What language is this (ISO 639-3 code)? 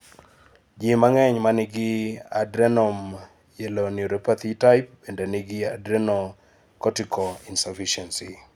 luo